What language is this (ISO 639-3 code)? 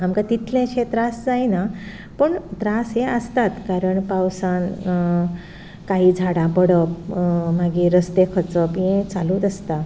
kok